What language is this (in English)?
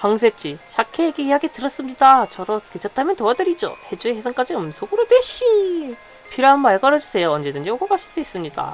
Korean